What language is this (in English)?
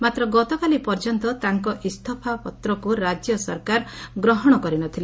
Odia